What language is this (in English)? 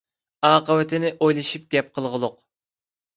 Uyghur